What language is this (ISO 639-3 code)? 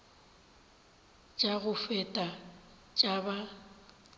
nso